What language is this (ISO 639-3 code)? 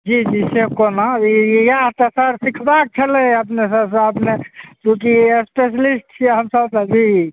mai